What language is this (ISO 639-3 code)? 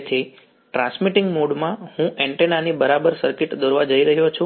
guj